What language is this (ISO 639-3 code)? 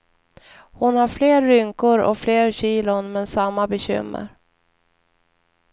swe